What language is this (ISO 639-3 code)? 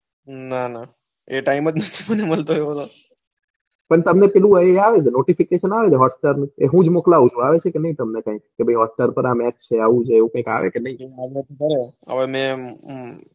guj